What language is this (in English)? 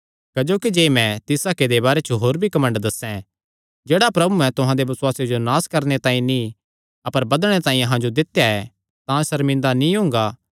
Kangri